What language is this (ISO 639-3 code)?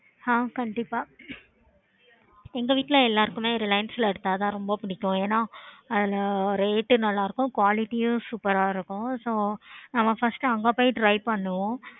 tam